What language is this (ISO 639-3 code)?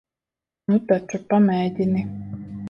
lav